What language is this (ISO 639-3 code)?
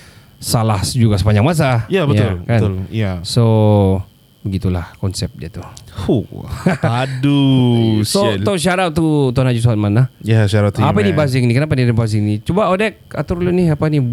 msa